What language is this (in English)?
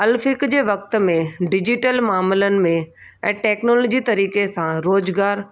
Sindhi